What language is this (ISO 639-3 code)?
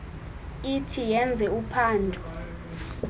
xho